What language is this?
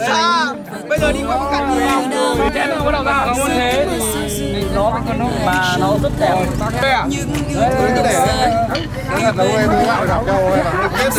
Vietnamese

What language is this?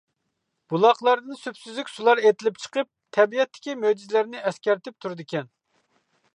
Uyghur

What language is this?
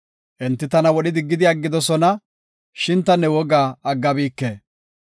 Gofa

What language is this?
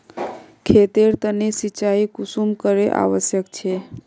Magahi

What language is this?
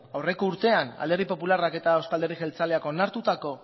Basque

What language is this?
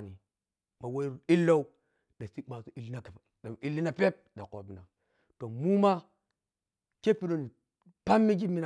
Piya-Kwonci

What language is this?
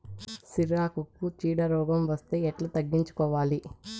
Telugu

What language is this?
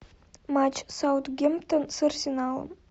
Russian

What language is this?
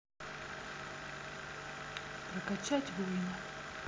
Russian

